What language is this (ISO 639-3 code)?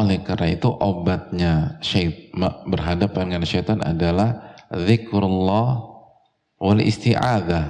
ind